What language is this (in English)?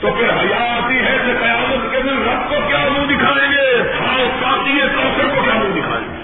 Urdu